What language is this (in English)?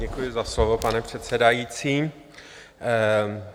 Czech